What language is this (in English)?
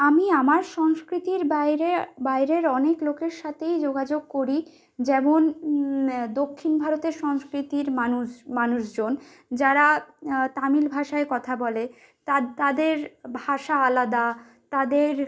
Bangla